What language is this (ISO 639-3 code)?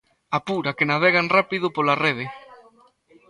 glg